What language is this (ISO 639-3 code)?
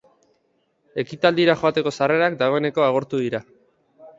eus